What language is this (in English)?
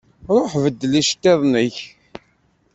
Kabyle